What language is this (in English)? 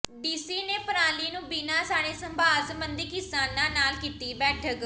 Punjabi